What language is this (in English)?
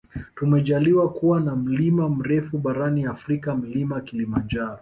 Swahili